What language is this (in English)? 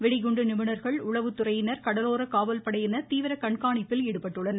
Tamil